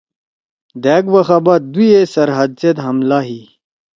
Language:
Torwali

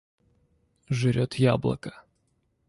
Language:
Russian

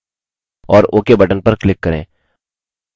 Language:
Hindi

